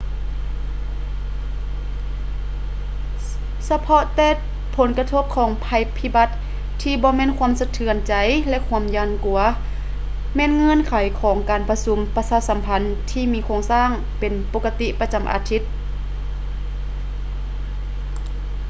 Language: Lao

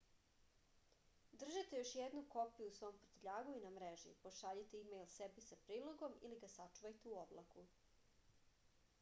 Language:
Serbian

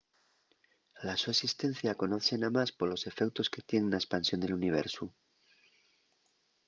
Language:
Asturian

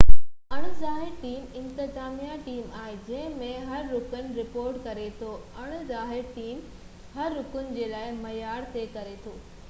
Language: Sindhi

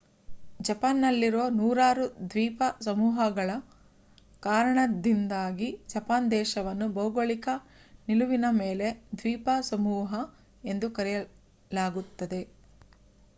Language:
Kannada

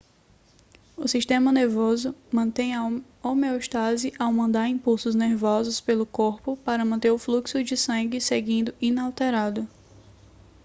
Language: Portuguese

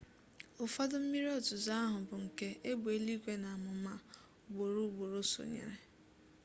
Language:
Igbo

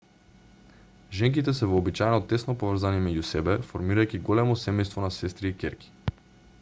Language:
Macedonian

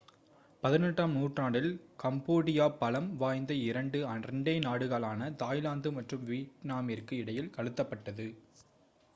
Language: Tamil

